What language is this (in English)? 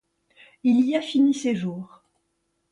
French